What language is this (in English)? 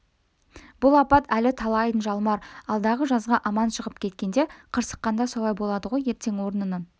Kazakh